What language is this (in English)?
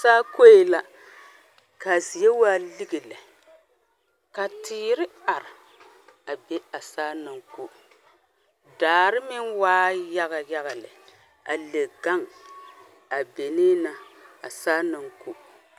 Southern Dagaare